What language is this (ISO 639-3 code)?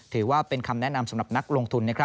tha